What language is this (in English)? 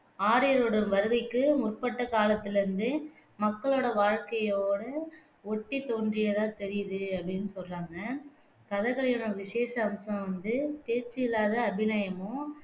Tamil